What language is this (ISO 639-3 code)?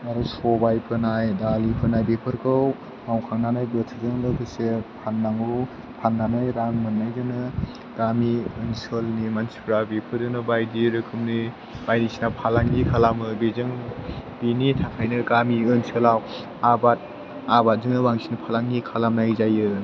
brx